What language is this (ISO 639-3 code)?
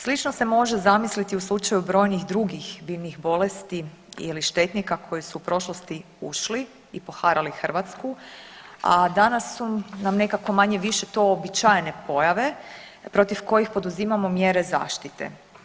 hrv